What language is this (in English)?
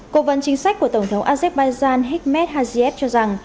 Vietnamese